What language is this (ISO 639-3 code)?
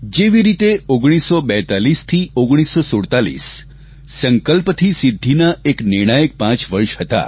guj